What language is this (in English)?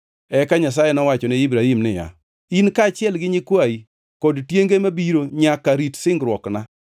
Luo (Kenya and Tanzania)